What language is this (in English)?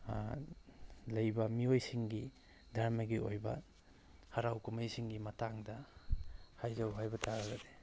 Manipuri